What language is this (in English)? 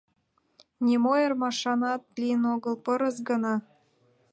Mari